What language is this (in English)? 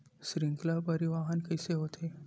Chhattisgarhi